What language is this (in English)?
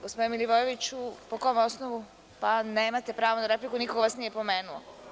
Serbian